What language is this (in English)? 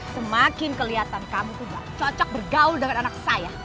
Indonesian